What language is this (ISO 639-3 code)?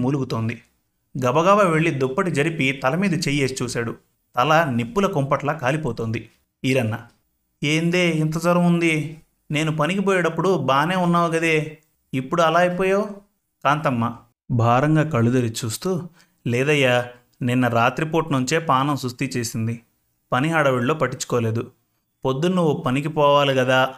tel